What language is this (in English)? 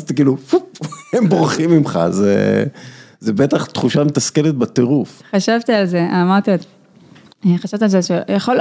Hebrew